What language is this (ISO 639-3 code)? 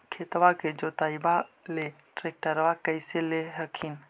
mag